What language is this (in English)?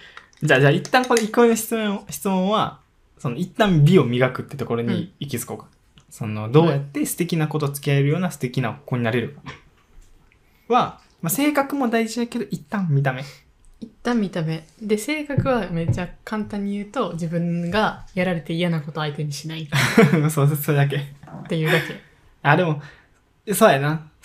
Japanese